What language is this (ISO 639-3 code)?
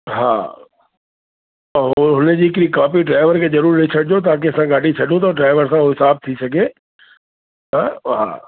snd